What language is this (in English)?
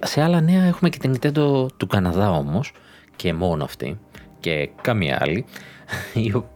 Greek